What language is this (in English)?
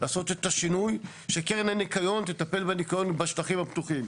Hebrew